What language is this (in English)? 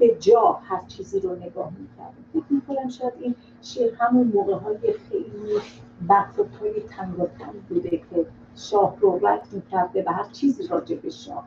Persian